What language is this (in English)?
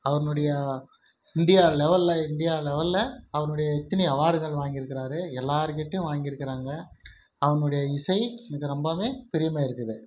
Tamil